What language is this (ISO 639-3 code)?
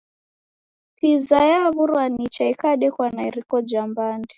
dav